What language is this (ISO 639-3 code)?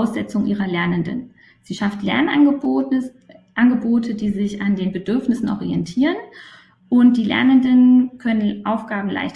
deu